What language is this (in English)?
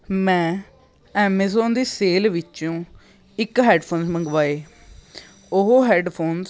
Punjabi